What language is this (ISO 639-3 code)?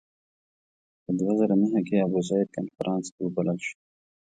pus